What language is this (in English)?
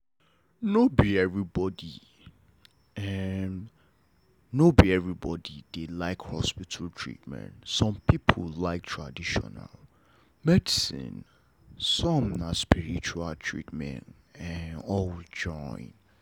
Nigerian Pidgin